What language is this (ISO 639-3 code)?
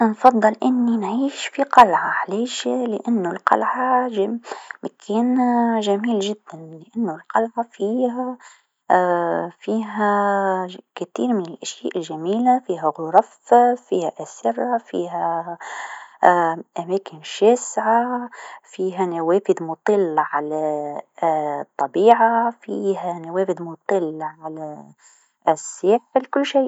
aeb